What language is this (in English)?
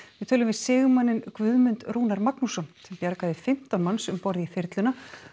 Icelandic